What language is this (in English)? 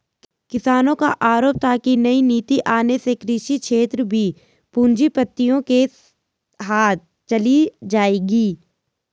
Hindi